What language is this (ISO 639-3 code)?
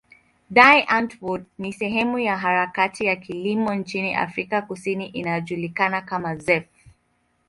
swa